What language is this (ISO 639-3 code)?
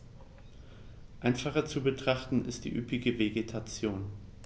deu